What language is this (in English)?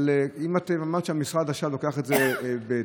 Hebrew